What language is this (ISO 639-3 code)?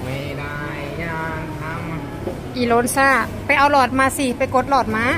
tha